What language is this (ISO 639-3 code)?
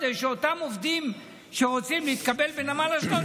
heb